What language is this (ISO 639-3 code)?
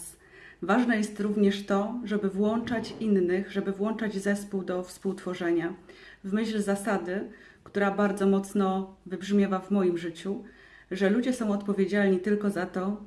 pol